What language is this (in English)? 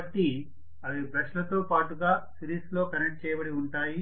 Telugu